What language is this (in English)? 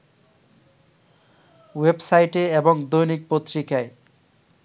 Bangla